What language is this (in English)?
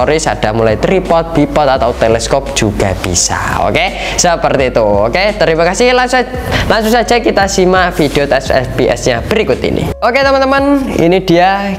Indonesian